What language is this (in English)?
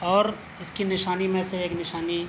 Urdu